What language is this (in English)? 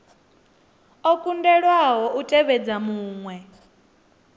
Venda